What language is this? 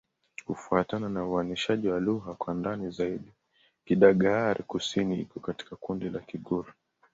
Swahili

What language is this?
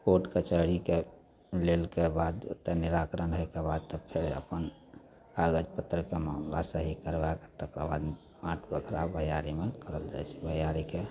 Maithili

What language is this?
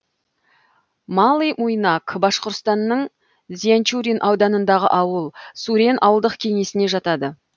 Kazakh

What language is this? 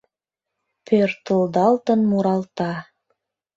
Mari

